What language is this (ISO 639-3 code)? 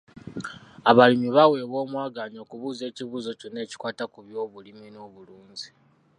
lug